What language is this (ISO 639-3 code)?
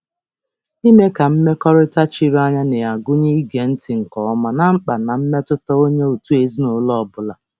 ibo